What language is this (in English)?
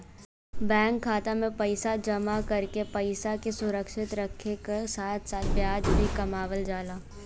Bhojpuri